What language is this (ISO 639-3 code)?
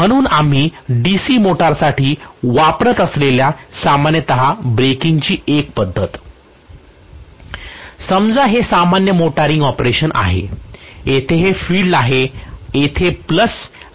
mar